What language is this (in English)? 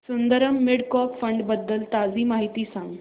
Marathi